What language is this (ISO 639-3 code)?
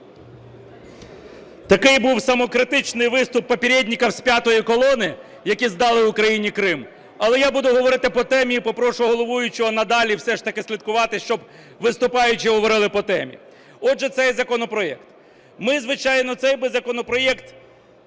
ukr